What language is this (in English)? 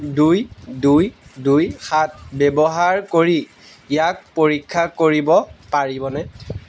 Assamese